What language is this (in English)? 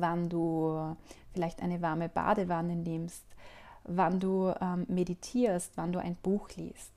German